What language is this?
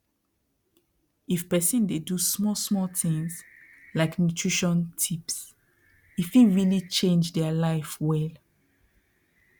Nigerian Pidgin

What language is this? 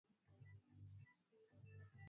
Swahili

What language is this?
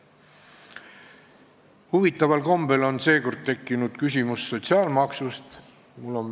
Estonian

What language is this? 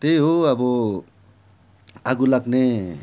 Nepali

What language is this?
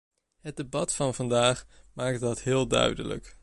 Dutch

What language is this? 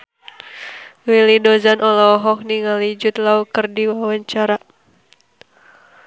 Sundanese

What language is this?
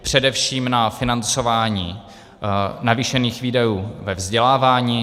Czech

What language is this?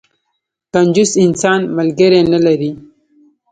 Pashto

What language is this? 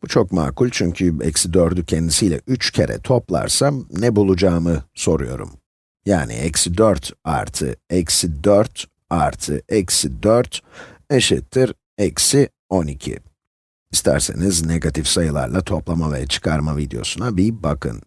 Turkish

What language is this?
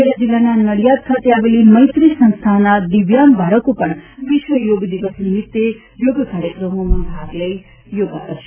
Gujarati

